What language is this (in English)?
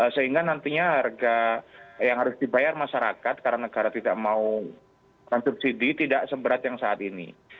Indonesian